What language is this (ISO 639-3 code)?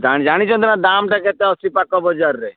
ori